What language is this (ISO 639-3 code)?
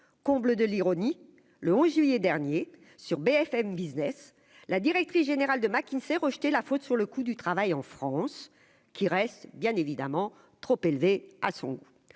fra